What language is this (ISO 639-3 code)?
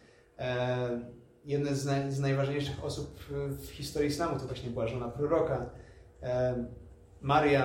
pol